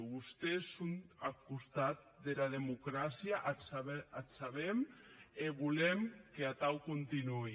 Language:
Catalan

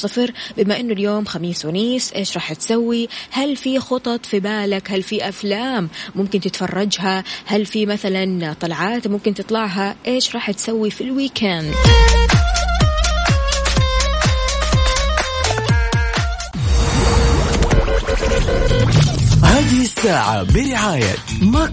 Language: Arabic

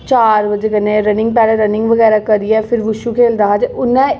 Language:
Dogri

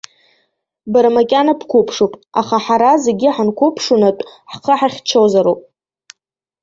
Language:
Abkhazian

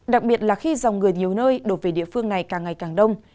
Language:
Vietnamese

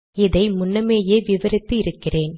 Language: Tamil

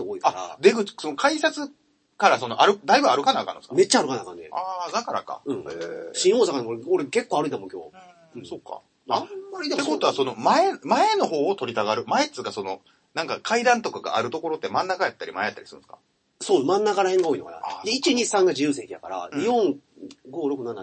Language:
Japanese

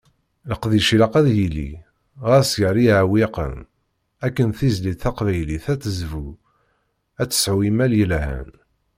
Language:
Kabyle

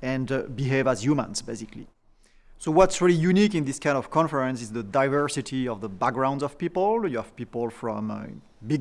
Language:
English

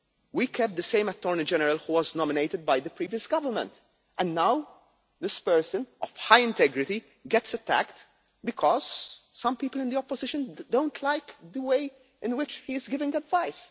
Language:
English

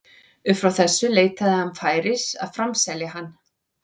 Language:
Icelandic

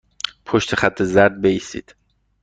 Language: Persian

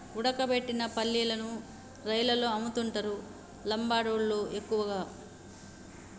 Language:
Telugu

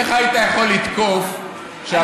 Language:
Hebrew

